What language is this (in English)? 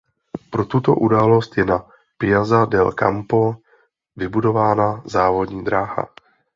Czech